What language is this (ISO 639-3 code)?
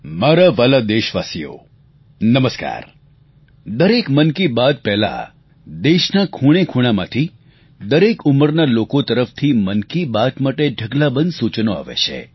guj